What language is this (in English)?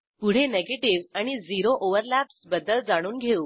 Marathi